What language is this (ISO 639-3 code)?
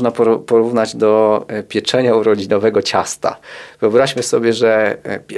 pol